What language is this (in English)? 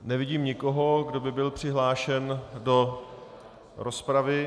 Czech